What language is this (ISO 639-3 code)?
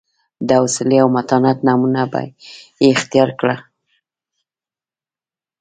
pus